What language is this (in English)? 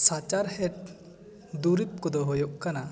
Santali